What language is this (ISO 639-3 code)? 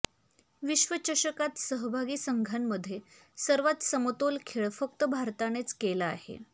mar